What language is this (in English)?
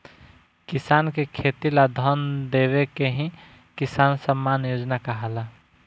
Bhojpuri